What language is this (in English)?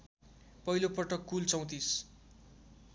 Nepali